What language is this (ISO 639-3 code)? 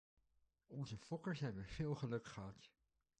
nld